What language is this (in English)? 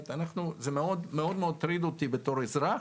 Hebrew